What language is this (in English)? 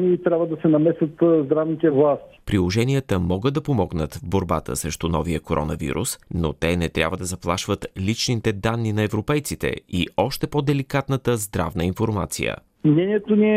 Bulgarian